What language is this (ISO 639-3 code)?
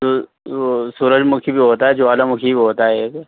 urd